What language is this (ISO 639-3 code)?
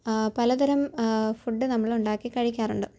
mal